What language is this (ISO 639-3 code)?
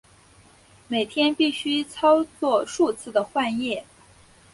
zho